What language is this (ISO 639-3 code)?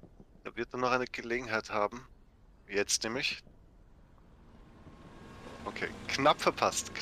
deu